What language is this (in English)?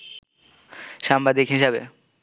Bangla